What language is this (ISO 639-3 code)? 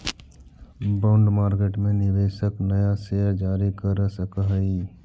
mag